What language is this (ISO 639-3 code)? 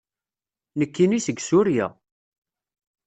kab